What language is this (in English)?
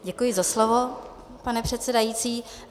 Czech